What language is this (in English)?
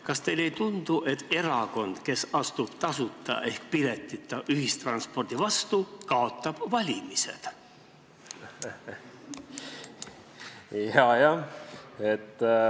Estonian